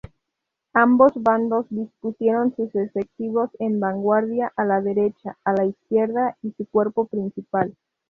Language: Spanish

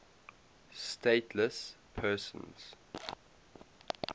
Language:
English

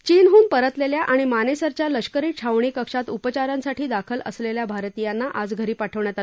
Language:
Marathi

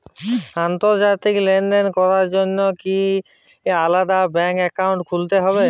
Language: Bangla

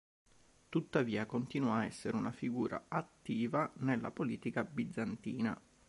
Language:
Italian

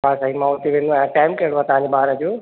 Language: Sindhi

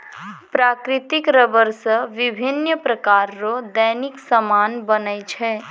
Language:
Maithili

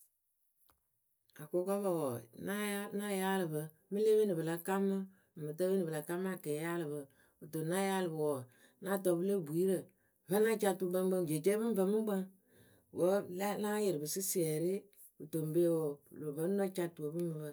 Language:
Akebu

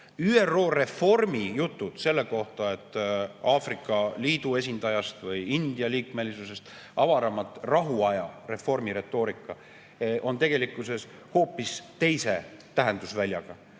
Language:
Estonian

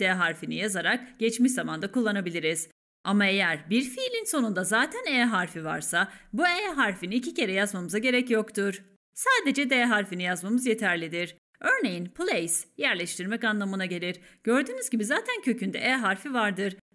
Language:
Turkish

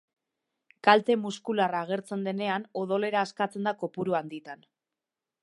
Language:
Basque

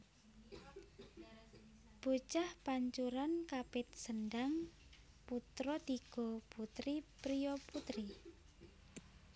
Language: Javanese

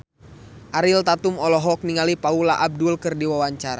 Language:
Sundanese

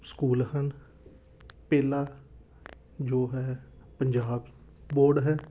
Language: Punjabi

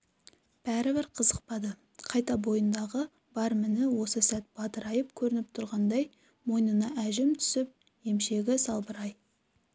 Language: Kazakh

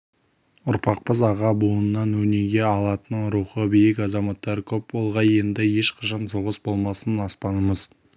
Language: Kazakh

